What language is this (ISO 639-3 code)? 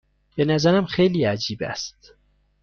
fas